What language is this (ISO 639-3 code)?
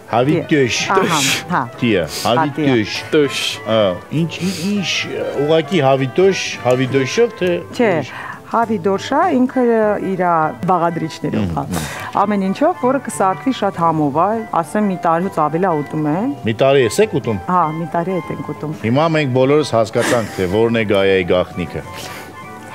ron